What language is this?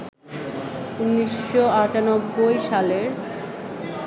Bangla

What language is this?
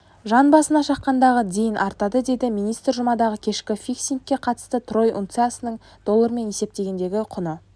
Kazakh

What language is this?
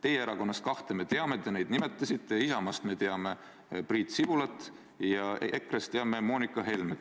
Estonian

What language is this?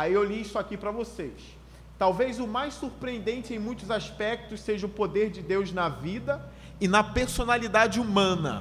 Portuguese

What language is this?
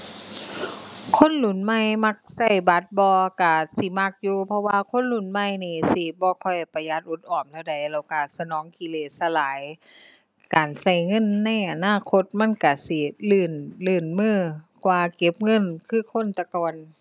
Thai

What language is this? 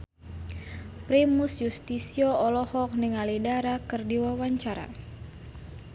Sundanese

